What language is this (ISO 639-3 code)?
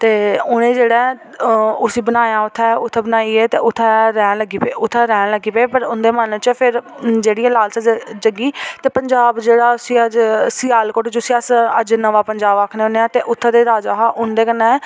doi